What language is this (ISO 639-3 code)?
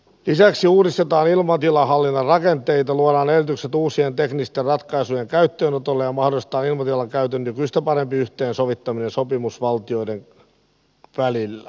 fin